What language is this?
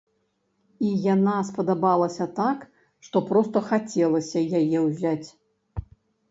Belarusian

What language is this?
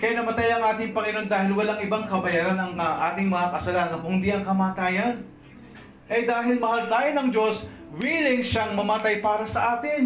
Filipino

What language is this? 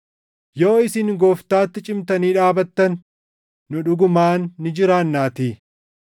Oromo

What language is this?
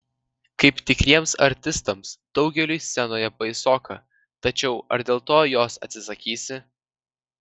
Lithuanian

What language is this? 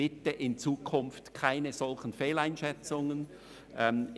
Swiss German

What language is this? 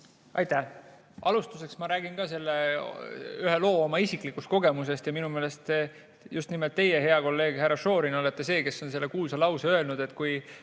Estonian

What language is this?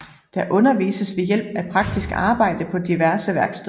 Danish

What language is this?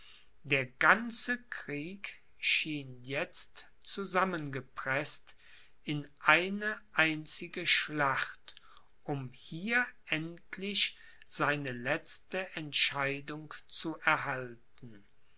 German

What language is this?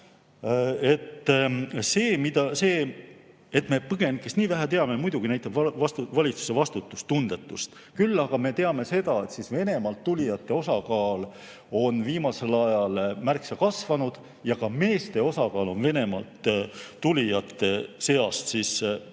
Estonian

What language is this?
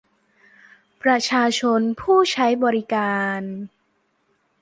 Thai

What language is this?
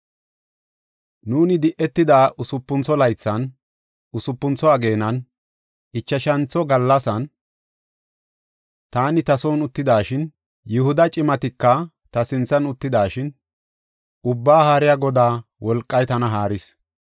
Gofa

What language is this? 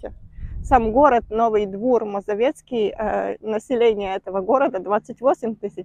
Russian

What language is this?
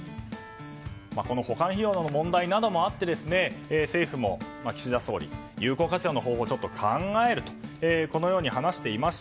Japanese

